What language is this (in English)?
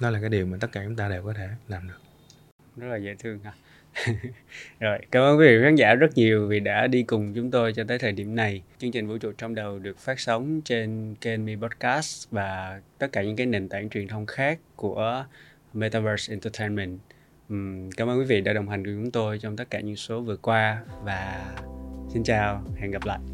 Vietnamese